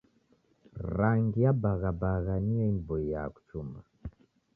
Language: Taita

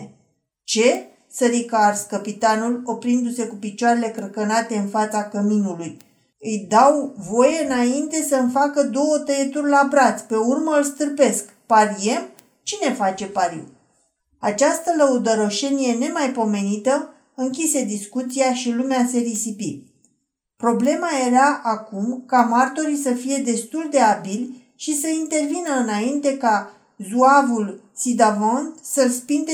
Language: Romanian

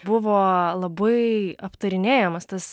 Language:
Lithuanian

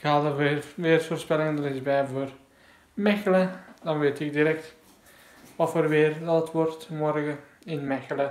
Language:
Dutch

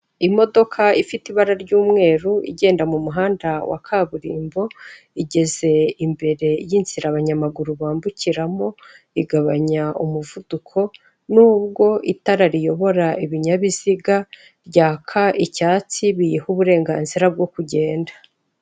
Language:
Kinyarwanda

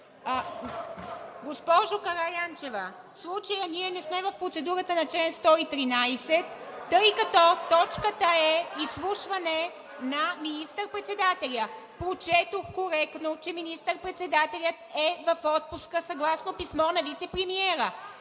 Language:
Bulgarian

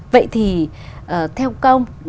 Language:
Vietnamese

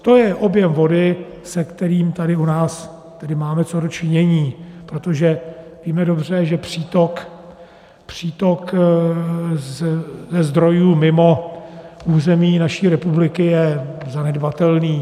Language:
Czech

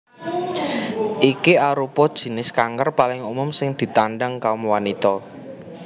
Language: Javanese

